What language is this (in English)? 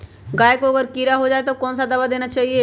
Magahi